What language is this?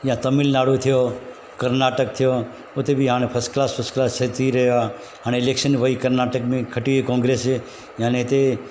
Sindhi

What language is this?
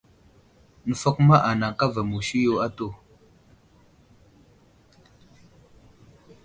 Wuzlam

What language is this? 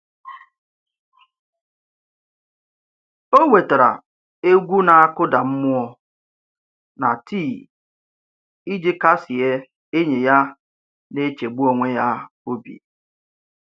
Igbo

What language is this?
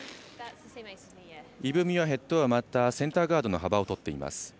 Japanese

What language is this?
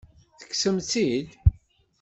Kabyle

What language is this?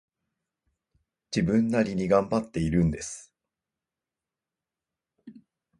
Japanese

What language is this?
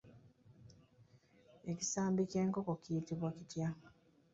Ganda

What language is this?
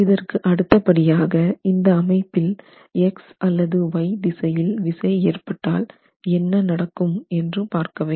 Tamil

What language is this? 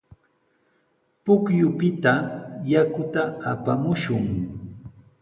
Sihuas Ancash Quechua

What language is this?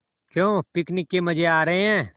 Hindi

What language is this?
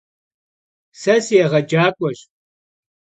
Kabardian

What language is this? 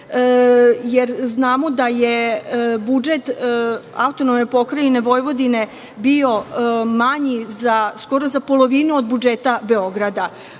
Serbian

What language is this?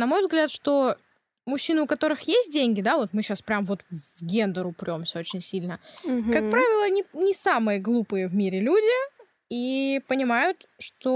Russian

